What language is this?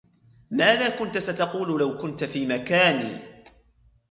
Arabic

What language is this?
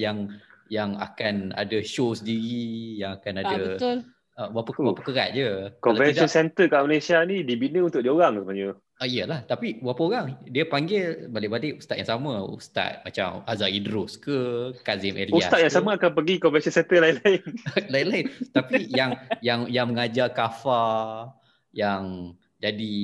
Malay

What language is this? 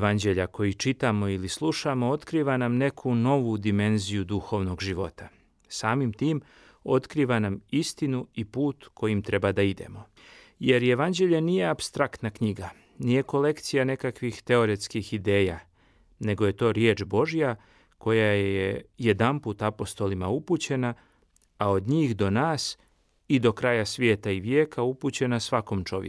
Croatian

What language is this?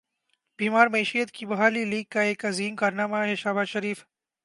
Urdu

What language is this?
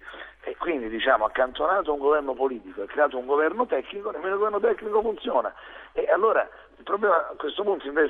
Italian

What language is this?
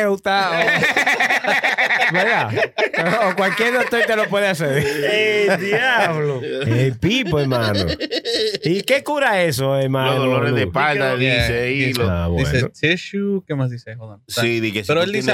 Spanish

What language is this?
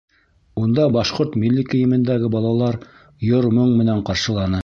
Bashkir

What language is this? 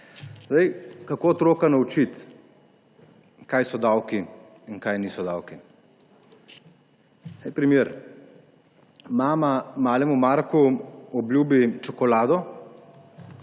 Slovenian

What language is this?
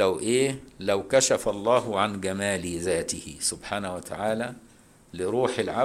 Arabic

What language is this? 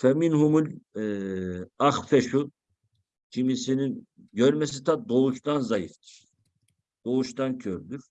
Turkish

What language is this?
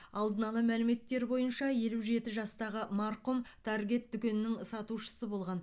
Kazakh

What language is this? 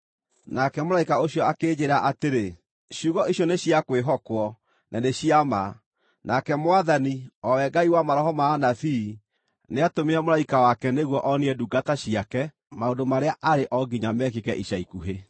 Kikuyu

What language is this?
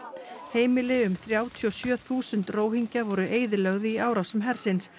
Icelandic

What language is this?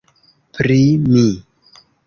Esperanto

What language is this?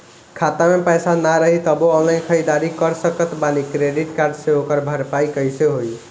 Bhojpuri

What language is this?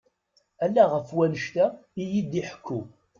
Kabyle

